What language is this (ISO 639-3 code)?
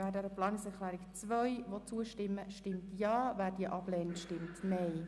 gsw